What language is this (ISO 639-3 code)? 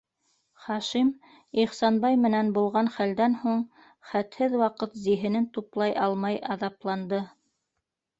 bak